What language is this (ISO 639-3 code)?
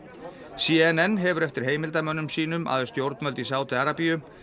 isl